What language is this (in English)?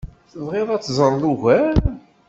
Kabyle